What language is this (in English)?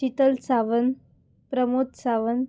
Konkani